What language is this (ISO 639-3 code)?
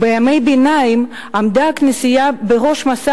heb